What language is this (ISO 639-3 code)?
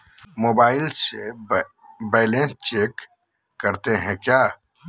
mag